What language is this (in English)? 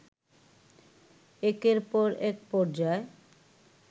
Bangla